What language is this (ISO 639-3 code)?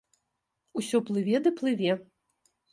bel